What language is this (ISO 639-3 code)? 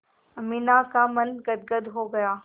hin